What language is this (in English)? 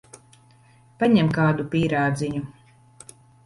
Latvian